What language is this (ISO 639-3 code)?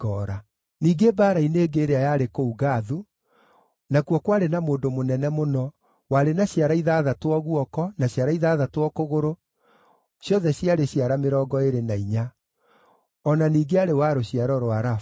kik